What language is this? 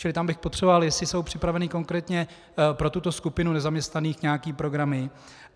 Czech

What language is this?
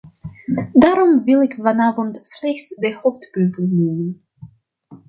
Dutch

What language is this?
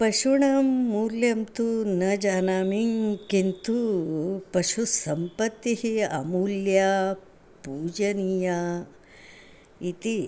Sanskrit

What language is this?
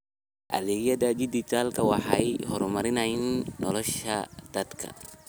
Somali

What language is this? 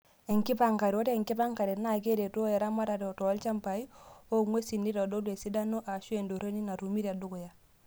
Masai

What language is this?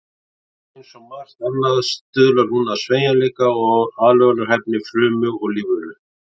Icelandic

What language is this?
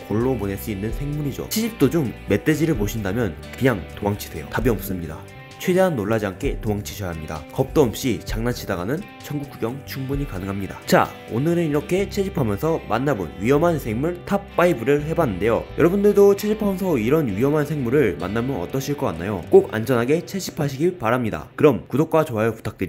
Korean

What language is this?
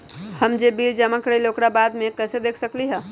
Magahi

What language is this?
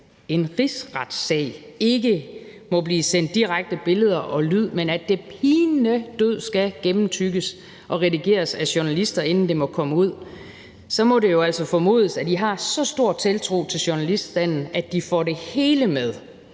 Danish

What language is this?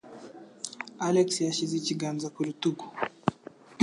Kinyarwanda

